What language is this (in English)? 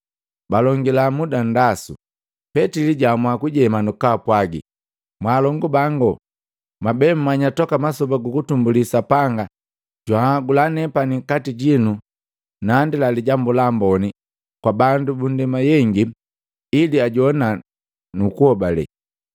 Matengo